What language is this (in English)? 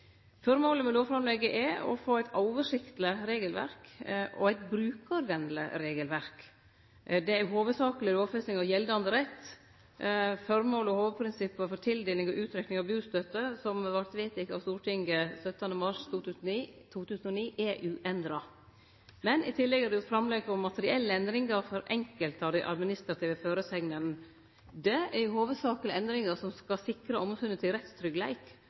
Norwegian Nynorsk